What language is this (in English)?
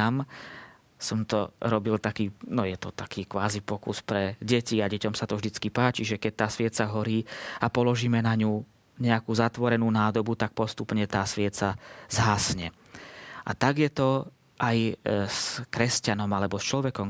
Slovak